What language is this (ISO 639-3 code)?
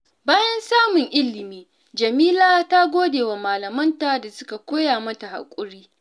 hau